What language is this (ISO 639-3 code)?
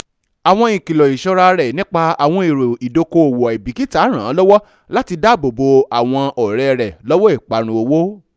yor